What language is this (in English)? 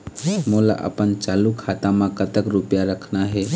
Chhattisgarhi